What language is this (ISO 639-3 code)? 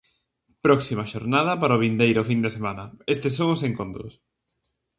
glg